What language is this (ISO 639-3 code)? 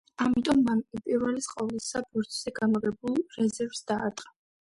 kat